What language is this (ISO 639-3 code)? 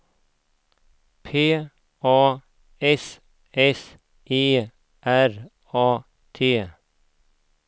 swe